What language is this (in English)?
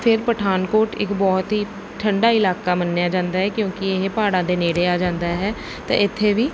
Punjabi